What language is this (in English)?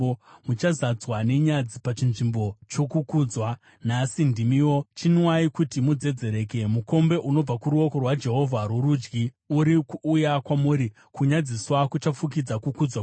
Shona